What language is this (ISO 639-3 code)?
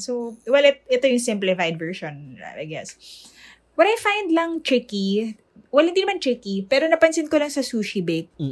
fil